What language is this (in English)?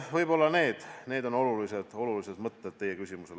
Estonian